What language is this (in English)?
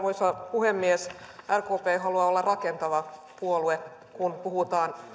Finnish